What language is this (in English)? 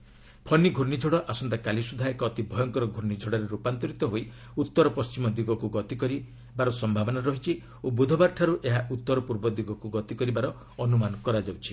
Odia